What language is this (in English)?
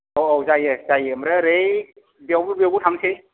Bodo